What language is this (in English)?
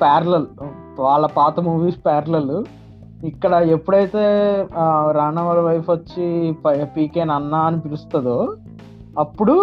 Telugu